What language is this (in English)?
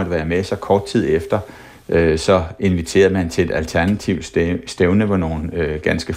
Danish